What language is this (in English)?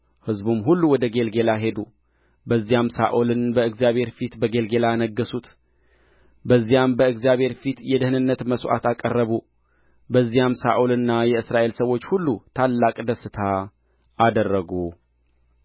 Amharic